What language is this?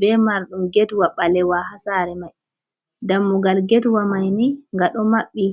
Fula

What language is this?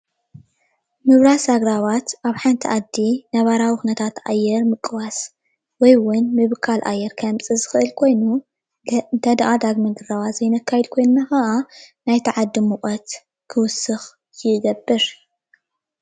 Tigrinya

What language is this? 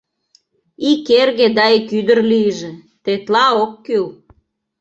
Mari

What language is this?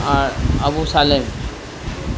Bangla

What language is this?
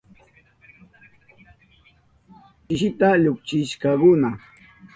Southern Pastaza Quechua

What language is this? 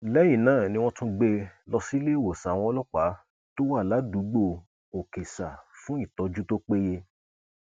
Yoruba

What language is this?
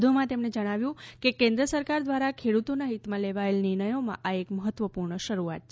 Gujarati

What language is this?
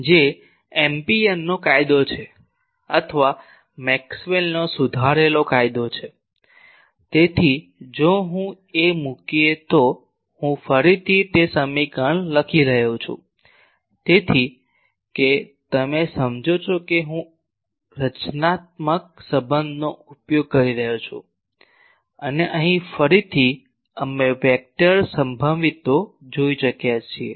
Gujarati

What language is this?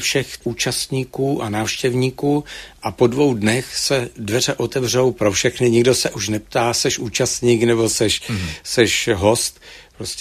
Czech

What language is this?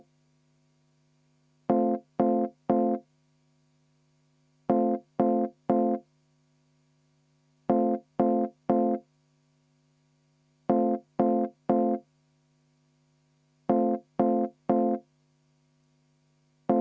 Estonian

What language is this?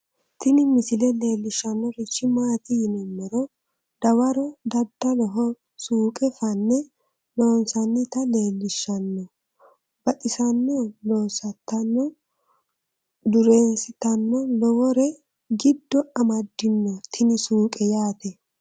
Sidamo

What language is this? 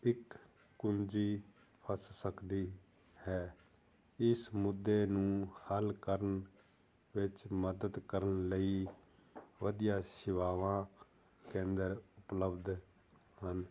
Punjabi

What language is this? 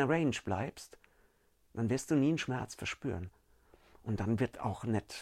German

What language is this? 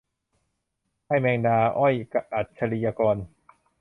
Thai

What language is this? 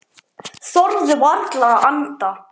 Icelandic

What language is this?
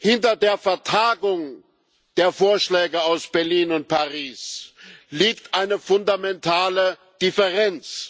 German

